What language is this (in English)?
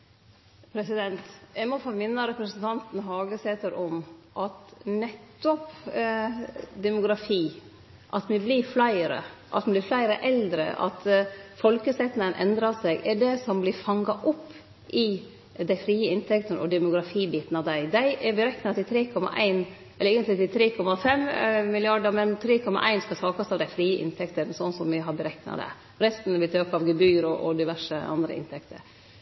Norwegian Nynorsk